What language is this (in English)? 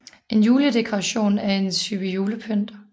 Danish